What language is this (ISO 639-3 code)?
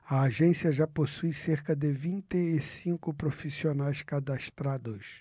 por